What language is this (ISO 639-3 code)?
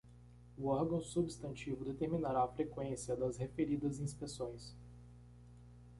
por